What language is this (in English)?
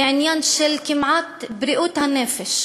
Hebrew